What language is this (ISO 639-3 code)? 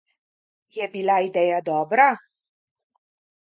slv